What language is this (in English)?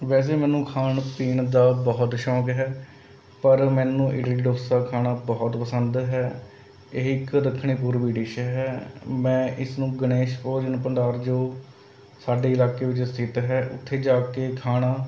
Punjabi